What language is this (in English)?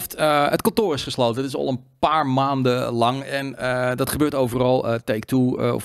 Dutch